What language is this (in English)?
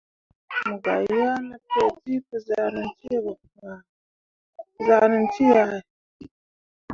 Mundang